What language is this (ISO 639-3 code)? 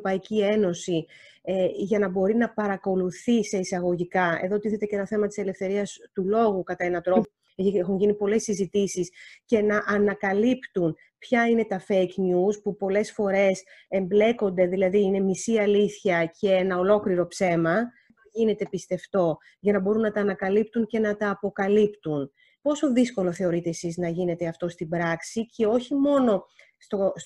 ell